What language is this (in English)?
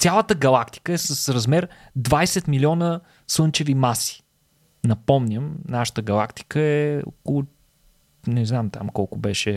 Bulgarian